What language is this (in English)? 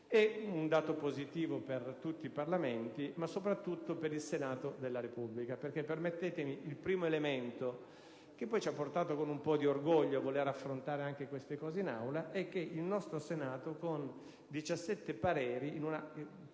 Italian